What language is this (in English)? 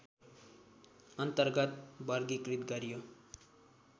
Nepali